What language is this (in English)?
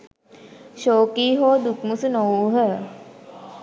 Sinhala